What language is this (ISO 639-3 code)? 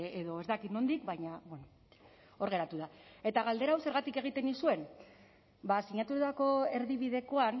eus